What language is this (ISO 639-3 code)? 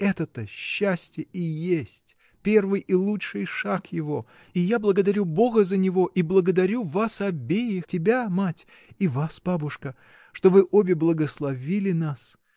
rus